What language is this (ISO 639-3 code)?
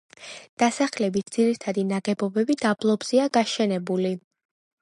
kat